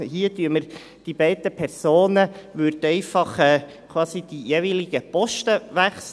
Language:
Swiss German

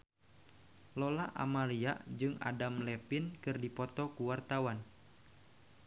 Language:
Sundanese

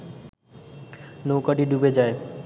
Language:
Bangla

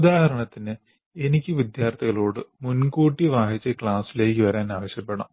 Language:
Malayalam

